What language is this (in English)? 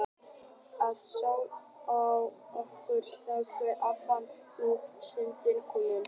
Icelandic